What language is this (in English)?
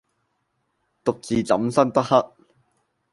Cantonese